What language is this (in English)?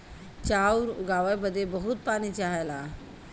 Bhojpuri